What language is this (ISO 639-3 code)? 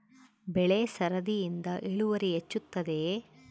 kan